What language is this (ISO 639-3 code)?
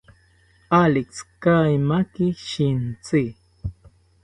cpy